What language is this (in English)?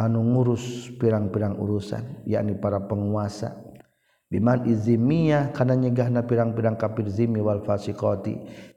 Malay